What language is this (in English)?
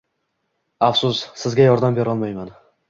Uzbek